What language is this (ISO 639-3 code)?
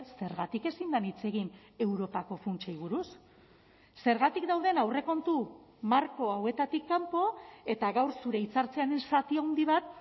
eus